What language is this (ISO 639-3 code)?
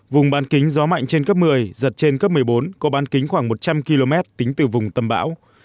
vie